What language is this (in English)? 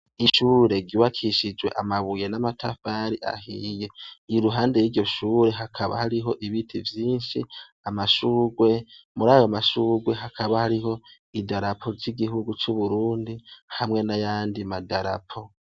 Rundi